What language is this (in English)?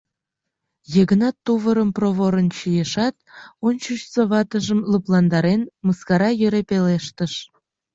Mari